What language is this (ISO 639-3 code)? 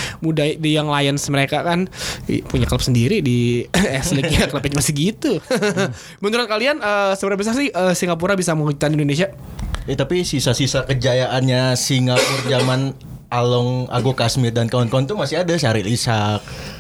ind